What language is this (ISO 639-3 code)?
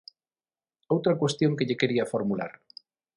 glg